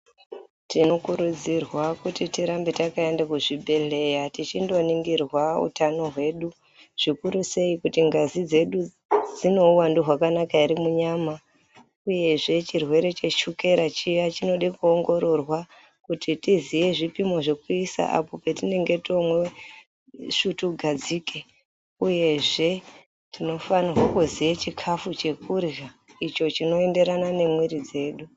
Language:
Ndau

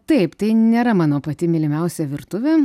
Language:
Lithuanian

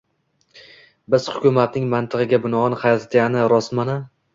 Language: Uzbek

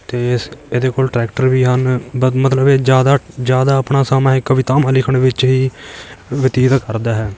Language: Punjabi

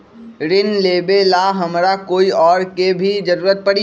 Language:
Magahi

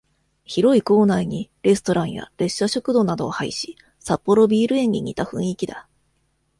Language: Japanese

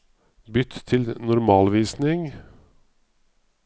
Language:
Norwegian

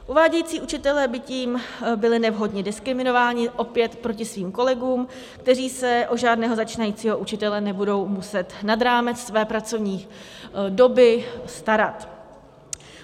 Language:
Czech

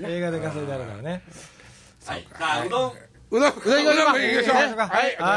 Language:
Japanese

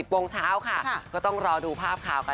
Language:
Thai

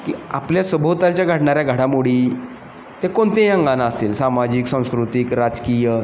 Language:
Marathi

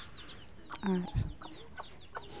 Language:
Santali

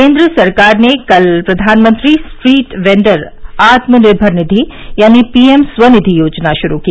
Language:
Hindi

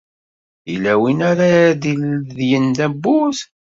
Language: Kabyle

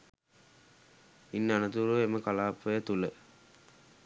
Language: Sinhala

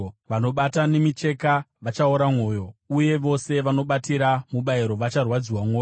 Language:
Shona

